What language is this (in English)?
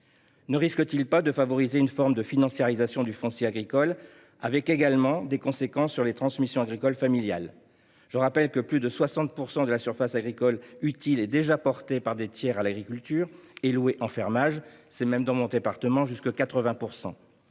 French